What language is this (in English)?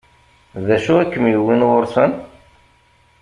Kabyle